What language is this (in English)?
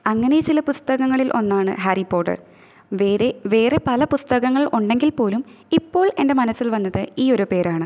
Malayalam